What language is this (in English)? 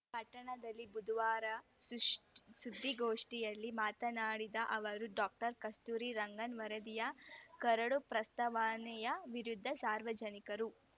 Kannada